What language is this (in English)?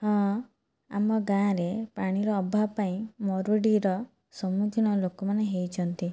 Odia